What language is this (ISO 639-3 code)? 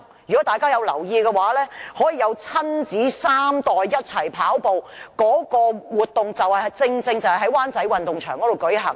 yue